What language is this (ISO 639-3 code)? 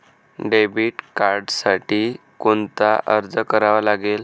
mar